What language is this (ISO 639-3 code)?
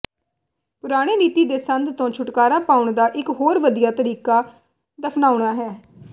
pan